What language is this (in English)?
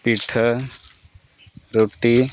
Santali